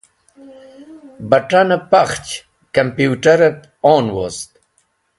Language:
Wakhi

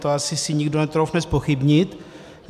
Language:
Czech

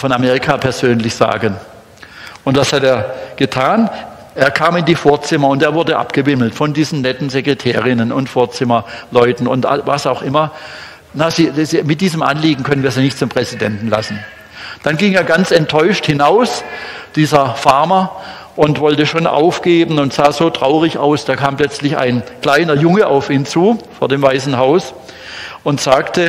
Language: German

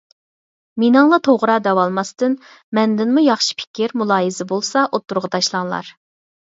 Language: Uyghur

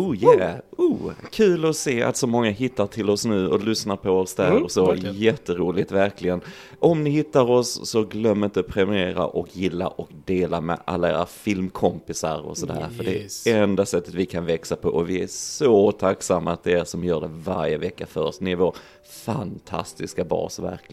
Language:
Swedish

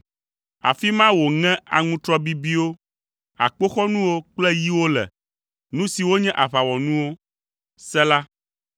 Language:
Ewe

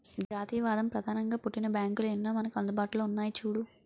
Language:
Telugu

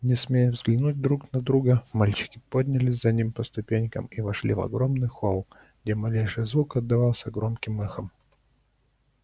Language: Russian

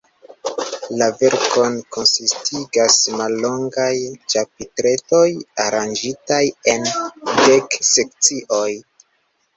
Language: Esperanto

